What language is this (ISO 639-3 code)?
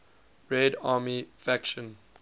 eng